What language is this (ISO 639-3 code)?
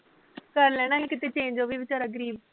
pan